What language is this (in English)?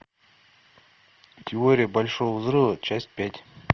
Russian